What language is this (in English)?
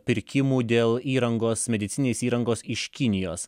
Lithuanian